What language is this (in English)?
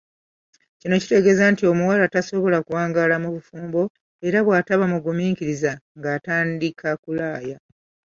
Ganda